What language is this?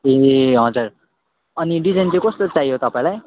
Nepali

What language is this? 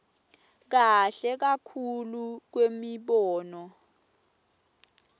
Swati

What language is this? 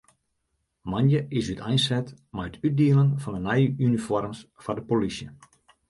Western Frisian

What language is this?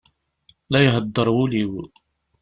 Kabyle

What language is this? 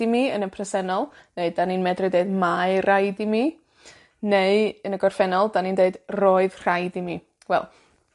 Welsh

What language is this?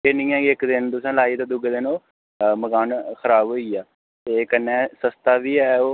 Dogri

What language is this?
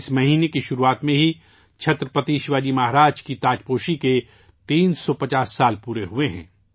Urdu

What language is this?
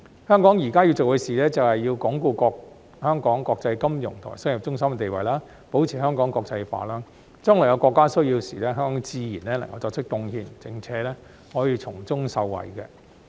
Cantonese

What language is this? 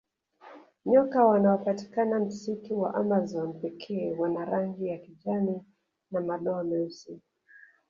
Swahili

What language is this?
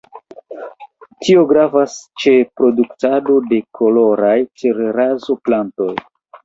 Esperanto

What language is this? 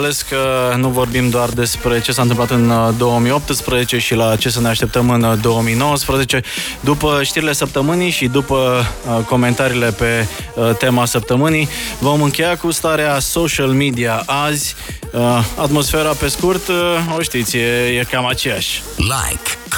Romanian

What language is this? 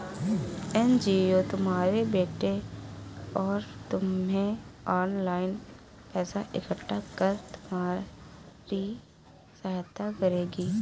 Hindi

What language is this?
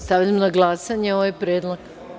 Serbian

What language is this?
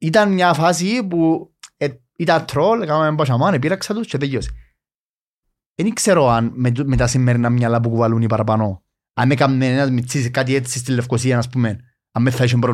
Greek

